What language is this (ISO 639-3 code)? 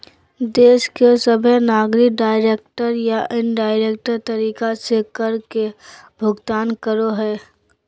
mag